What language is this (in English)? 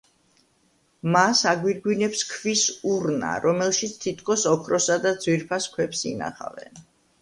Georgian